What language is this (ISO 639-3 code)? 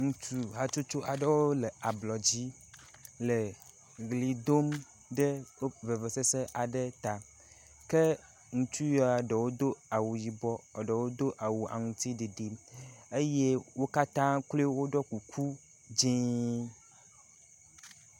ewe